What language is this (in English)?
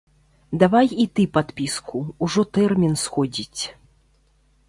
Belarusian